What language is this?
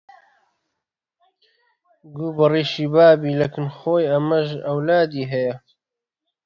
Central Kurdish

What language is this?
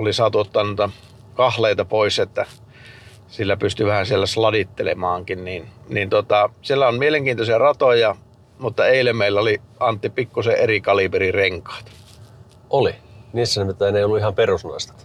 Finnish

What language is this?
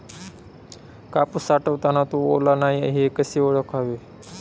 Marathi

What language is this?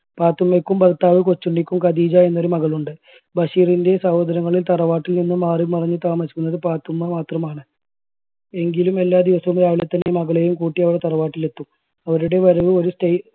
Malayalam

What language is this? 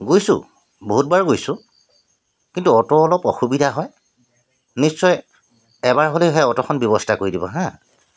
Assamese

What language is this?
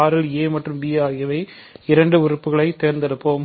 Tamil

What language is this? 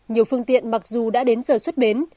Vietnamese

